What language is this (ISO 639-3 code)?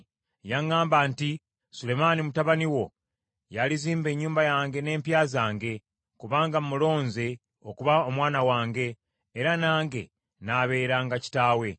lug